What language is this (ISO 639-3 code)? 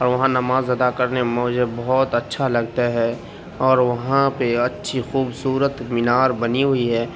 urd